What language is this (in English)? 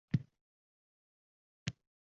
Uzbek